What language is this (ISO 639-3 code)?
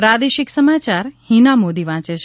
guj